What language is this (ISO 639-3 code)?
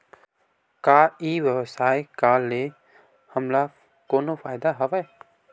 hne